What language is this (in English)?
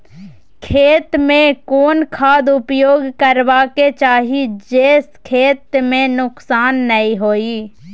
Maithili